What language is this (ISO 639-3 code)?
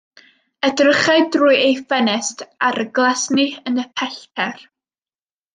cym